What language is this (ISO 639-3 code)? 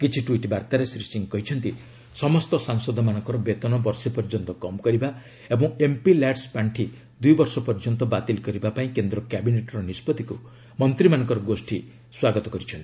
ori